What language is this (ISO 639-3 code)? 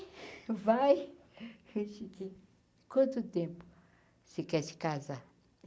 por